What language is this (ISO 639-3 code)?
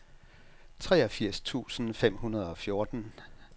dan